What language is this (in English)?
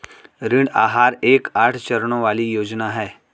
Hindi